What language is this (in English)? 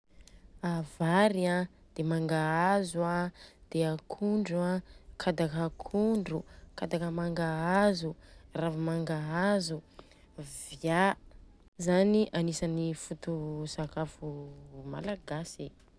Southern Betsimisaraka Malagasy